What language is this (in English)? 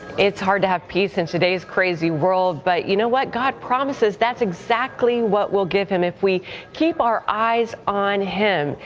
English